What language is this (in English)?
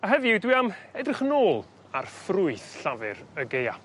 Welsh